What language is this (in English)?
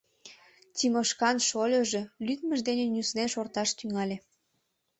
Mari